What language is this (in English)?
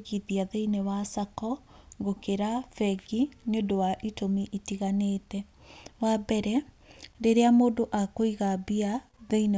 Kikuyu